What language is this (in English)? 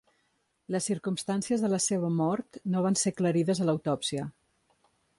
Catalan